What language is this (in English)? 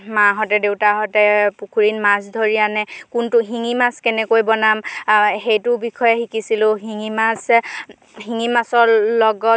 Assamese